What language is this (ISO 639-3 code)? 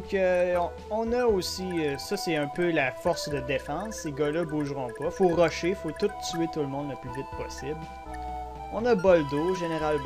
fra